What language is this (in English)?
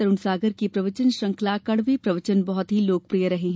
Hindi